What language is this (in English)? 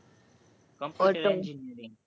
Gujarati